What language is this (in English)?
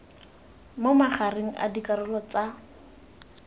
Tswana